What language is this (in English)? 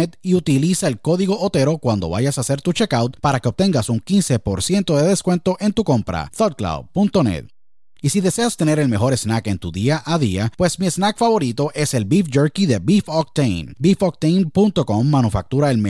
Spanish